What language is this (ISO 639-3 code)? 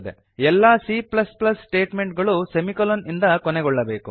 kan